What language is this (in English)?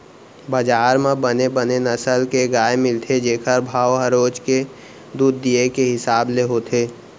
Chhattisgarhi